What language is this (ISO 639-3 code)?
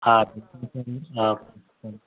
tel